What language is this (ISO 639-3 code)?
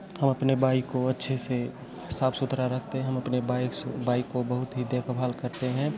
hin